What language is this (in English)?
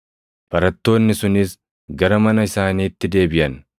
Oromo